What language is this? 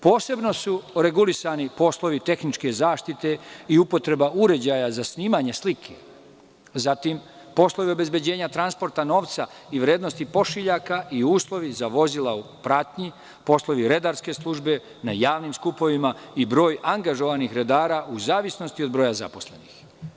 Serbian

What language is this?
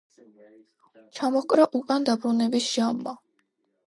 Georgian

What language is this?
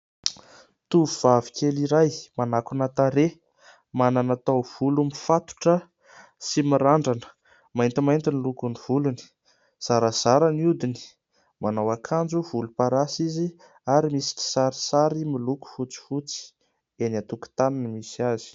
Malagasy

